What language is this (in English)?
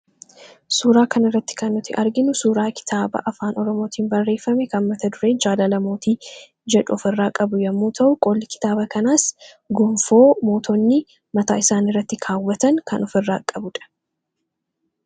Oromo